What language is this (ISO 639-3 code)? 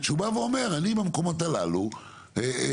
heb